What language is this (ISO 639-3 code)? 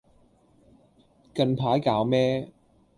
yue